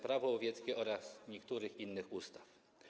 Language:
Polish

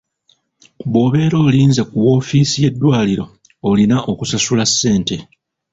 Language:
Ganda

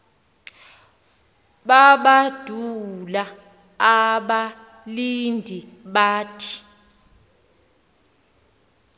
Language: Xhosa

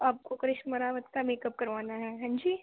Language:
Urdu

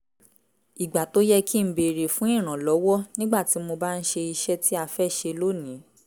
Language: Yoruba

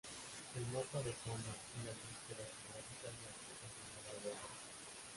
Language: Spanish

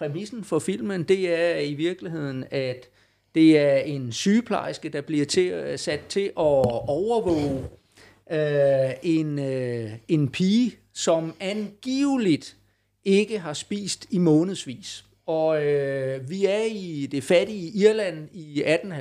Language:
Danish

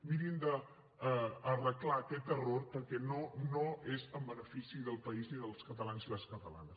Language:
Catalan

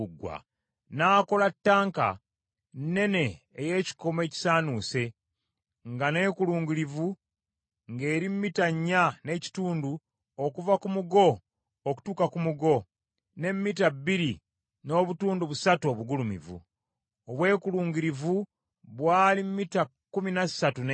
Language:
Ganda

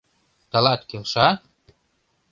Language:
Mari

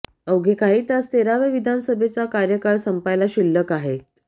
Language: Marathi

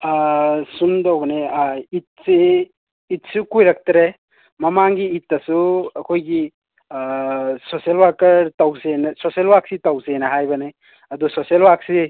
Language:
Manipuri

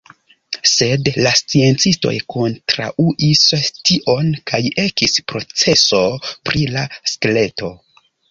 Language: Esperanto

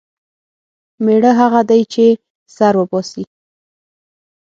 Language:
Pashto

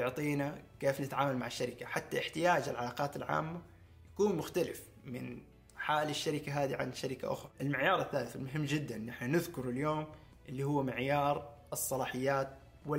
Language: Arabic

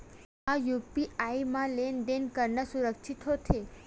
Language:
Chhattisgarhi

